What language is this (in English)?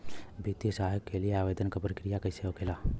Bhojpuri